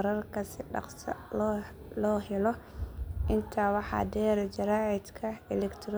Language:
Somali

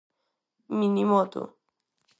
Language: Galician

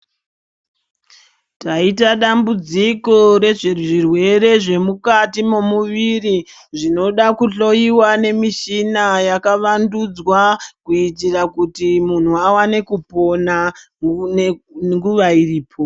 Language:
Ndau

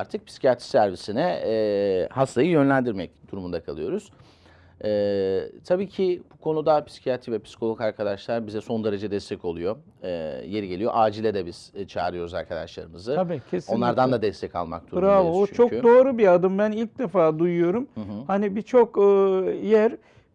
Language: Turkish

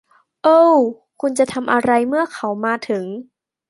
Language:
Thai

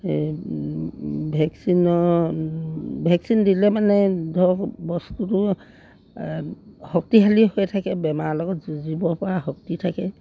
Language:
Assamese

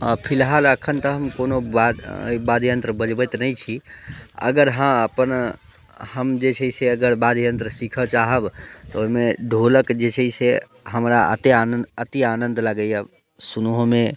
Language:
Maithili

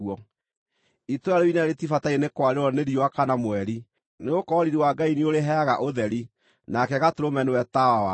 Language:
Kikuyu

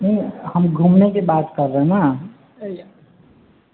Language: Maithili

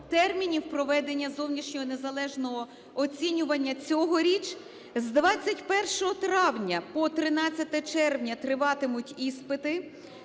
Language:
Ukrainian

